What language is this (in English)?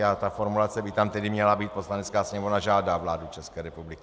Czech